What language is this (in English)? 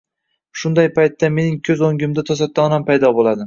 Uzbek